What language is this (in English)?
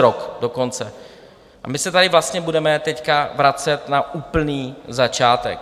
Czech